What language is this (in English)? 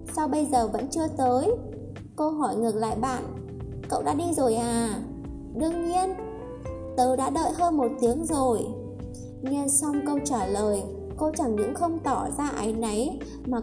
Vietnamese